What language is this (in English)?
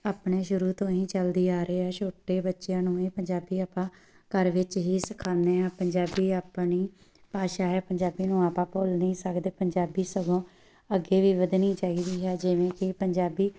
Punjabi